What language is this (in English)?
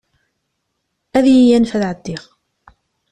Kabyle